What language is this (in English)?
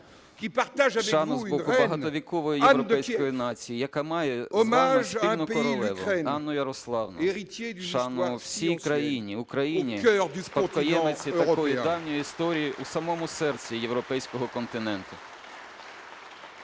Ukrainian